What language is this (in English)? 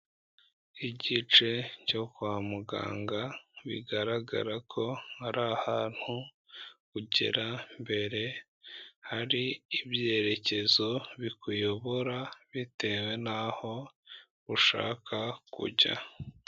Kinyarwanda